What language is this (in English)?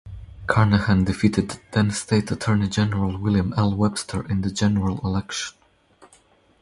English